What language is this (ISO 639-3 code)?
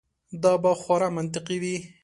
pus